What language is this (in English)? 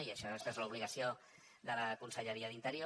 Catalan